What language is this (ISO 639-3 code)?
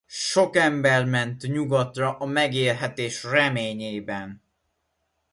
hun